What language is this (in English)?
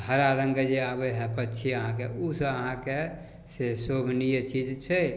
Maithili